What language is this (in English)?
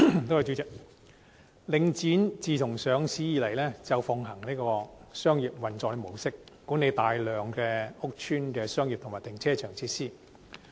Cantonese